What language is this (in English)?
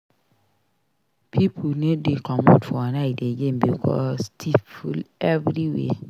Nigerian Pidgin